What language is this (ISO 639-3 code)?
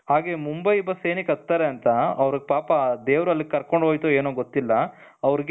kan